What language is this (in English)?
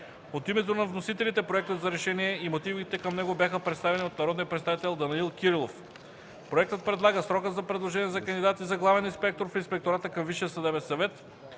Bulgarian